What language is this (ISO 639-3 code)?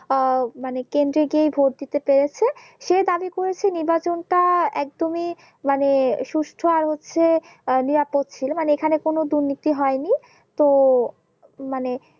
ben